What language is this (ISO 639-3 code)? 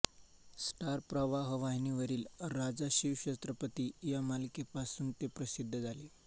mar